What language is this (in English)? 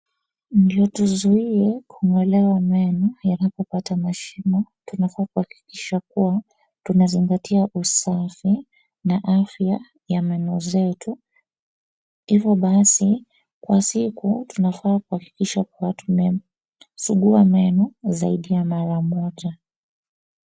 Swahili